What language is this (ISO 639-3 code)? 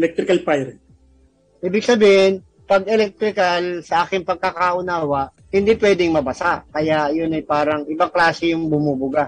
fil